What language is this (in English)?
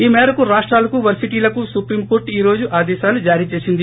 Telugu